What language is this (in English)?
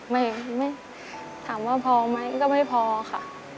Thai